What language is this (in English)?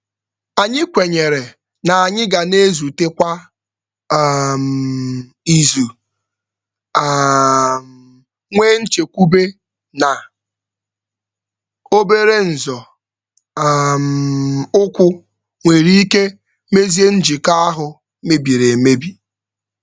Igbo